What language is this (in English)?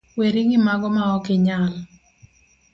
Luo (Kenya and Tanzania)